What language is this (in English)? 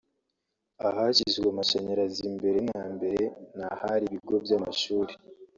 Kinyarwanda